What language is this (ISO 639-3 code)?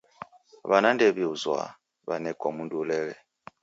dav